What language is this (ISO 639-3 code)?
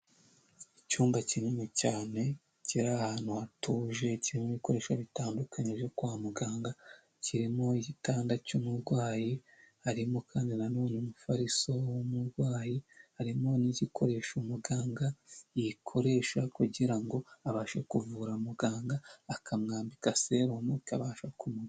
kin